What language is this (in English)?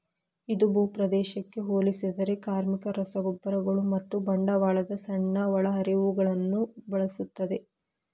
Kannada